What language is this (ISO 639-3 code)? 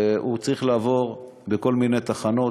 heb